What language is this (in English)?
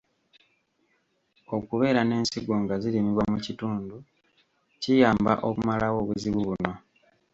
Ganda